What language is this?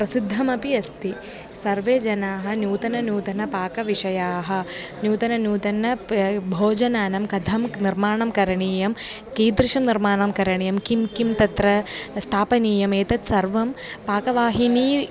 Sanskrit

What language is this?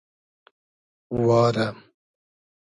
Hazaragi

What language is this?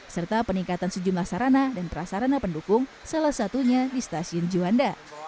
Indonesian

